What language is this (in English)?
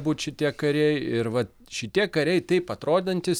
Lithuanian